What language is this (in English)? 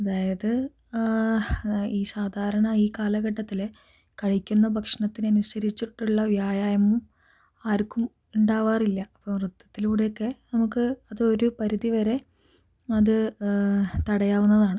Malayalam